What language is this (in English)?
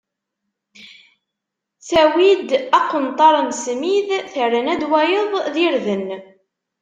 Kabyle